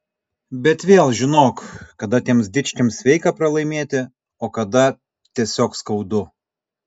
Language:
Lithuanian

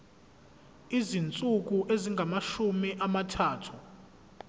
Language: Zulu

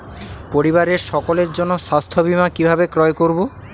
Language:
Bangla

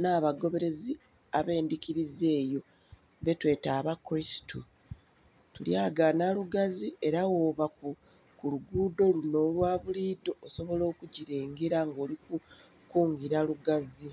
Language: Soga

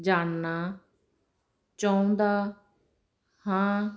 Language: Punjabi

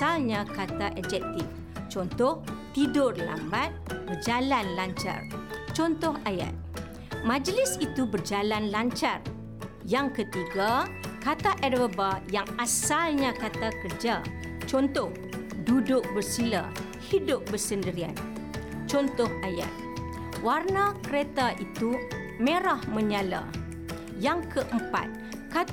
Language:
Malay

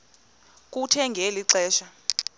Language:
Xhosa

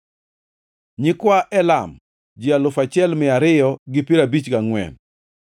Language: Luo (Kenya and Tanzania)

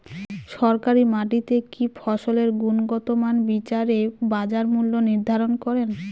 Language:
Bangla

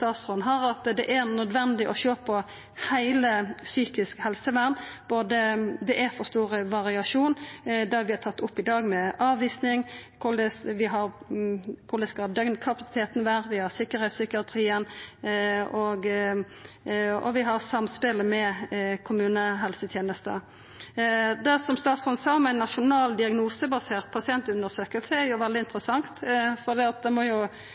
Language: Norwegian Nynorsk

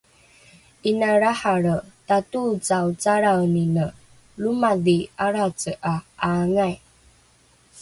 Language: Rukai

